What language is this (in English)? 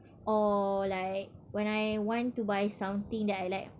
English